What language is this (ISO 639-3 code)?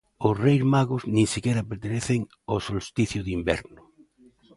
glg